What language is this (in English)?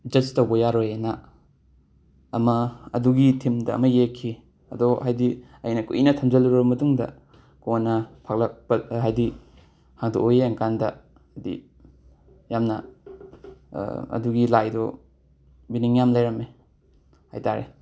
Manipuri